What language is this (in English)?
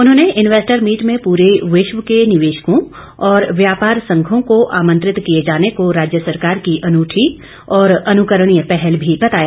Hindi